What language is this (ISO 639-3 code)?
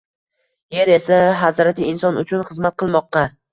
uzb